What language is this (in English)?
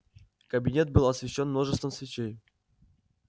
Russian